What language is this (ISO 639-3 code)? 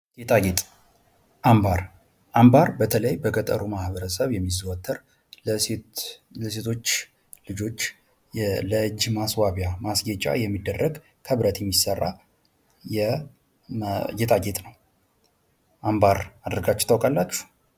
amh